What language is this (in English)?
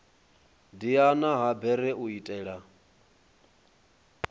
Venda